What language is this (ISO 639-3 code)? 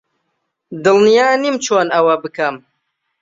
ckb